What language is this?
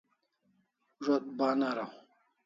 Kalasha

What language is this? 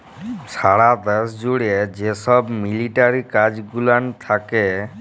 Bangla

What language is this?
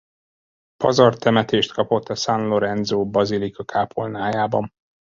Hungarian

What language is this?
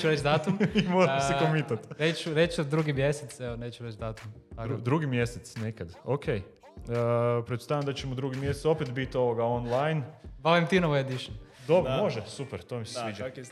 Croatian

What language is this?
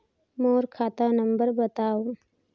Chhattisgarhi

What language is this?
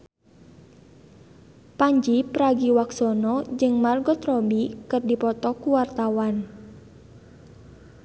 Sundanese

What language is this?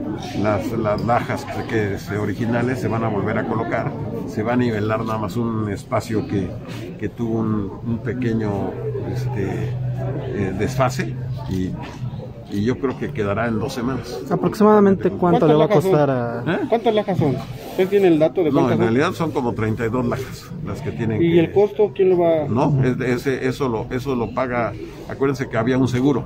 Spanish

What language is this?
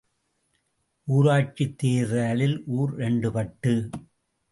Tamil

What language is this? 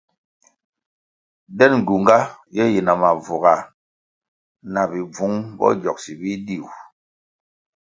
Kwasio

